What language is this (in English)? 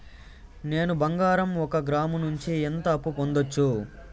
Telugu